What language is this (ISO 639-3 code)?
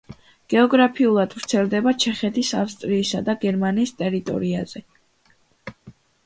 kat